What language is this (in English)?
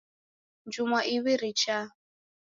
Taita